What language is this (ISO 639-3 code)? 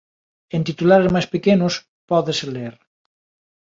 glg